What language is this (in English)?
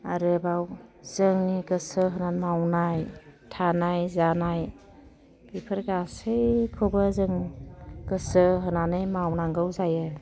Bodo